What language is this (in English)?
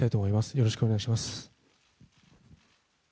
Japanese